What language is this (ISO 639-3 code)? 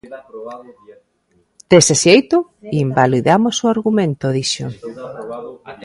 glg